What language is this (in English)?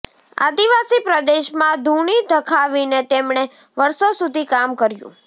Gujarati